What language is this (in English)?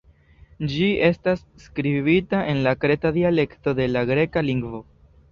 Esperanto